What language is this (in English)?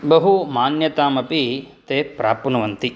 Sanskrit